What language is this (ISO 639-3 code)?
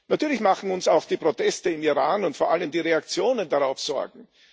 deu